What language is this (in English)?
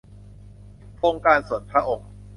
Thai